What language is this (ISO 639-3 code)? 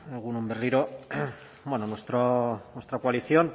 eus